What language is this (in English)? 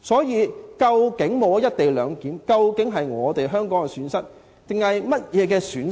Cantonese